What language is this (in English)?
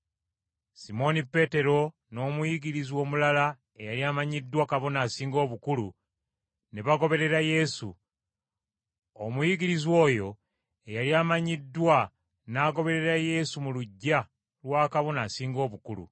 Ganda